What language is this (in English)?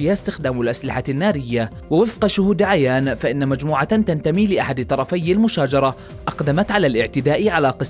Arabic